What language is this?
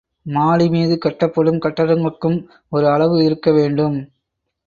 Tamil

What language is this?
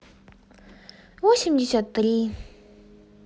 Russian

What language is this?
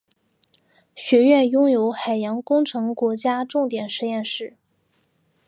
Chinese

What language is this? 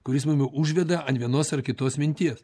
Lithuanian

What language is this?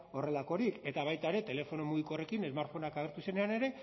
Basque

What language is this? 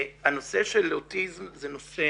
Hebrew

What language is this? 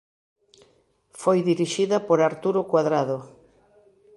Galician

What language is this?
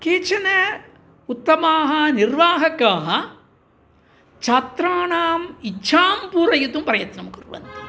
Sanskrit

